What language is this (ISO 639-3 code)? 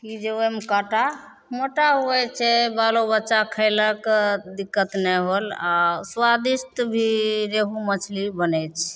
mai